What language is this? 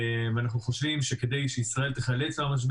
Hebrew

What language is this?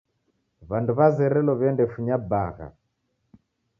Taita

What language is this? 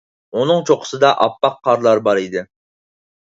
Uyghur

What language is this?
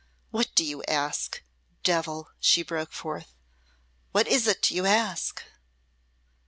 English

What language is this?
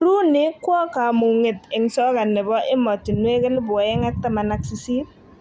Kalenjin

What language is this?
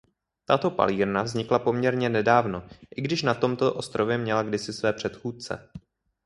Czech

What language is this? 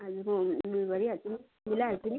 Nepali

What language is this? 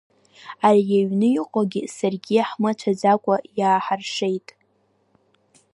Abkhazian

